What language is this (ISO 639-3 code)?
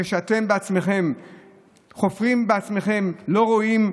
heb